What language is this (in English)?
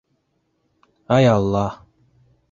Bashkir